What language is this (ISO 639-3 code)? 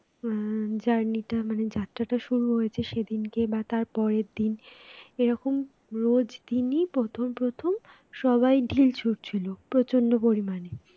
ben